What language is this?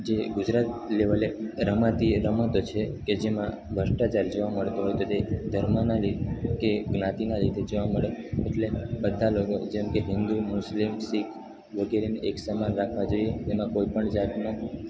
Gujarati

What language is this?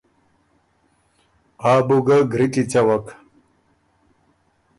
Ormuri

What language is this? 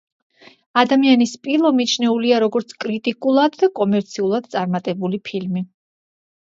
Georgian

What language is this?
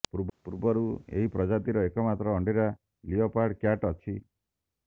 Odia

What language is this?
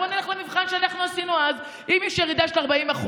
Hebrew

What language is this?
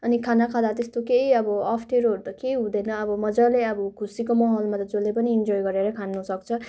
Nepali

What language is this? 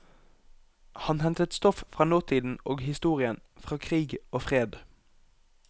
Norwegian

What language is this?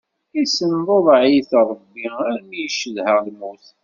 Kabyle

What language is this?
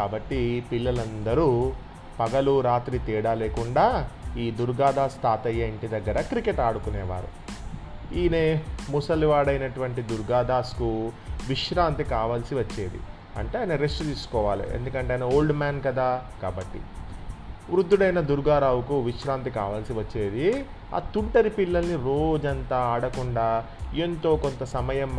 Telugu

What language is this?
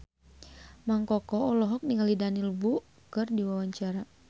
Sundanese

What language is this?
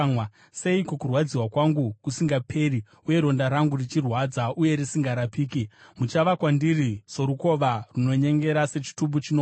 Shona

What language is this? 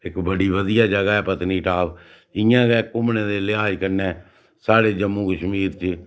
Dogri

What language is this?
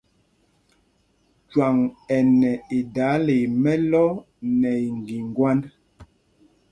Mpumpong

